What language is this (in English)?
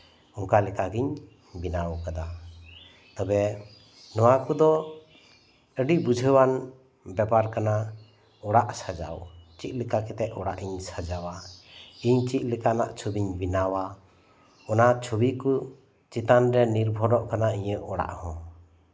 Santali